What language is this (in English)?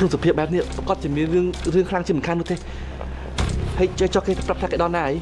Vietnamese